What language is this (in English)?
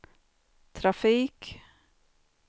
Swedish